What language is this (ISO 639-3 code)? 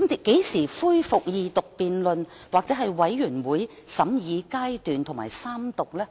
yue